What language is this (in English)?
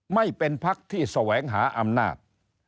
Thai